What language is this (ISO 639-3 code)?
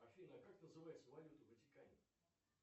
rus